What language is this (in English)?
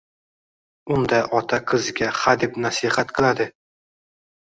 Uzbek